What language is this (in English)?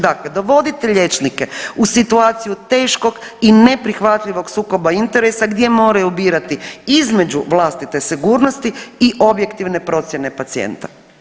Croatian